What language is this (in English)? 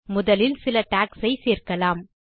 Tamil